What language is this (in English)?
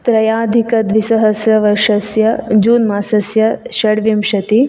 Sanskrit